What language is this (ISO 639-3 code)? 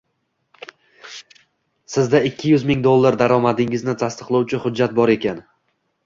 uzb